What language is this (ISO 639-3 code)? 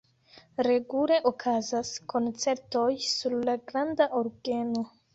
epo